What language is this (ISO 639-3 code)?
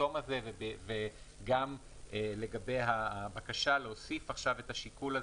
heb